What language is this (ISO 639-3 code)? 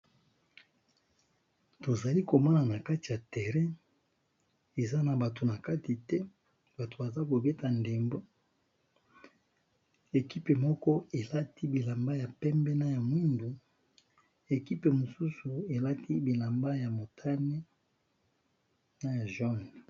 lin